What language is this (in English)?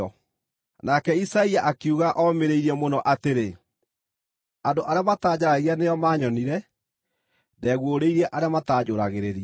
Kikuyu